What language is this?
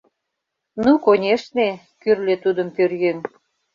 Mari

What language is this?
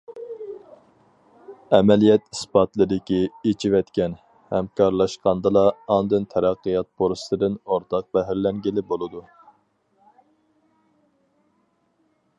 Uyghur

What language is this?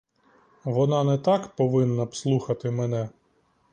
Ukrainian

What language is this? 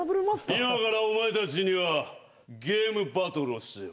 Japanese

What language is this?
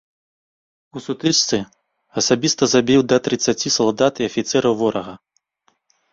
Belarusian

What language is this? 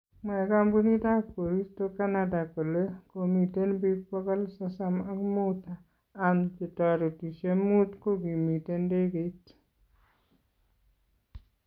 Kalenjin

